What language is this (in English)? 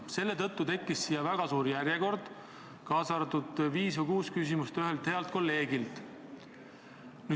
Estonian